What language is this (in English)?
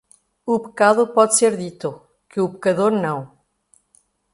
Portuguese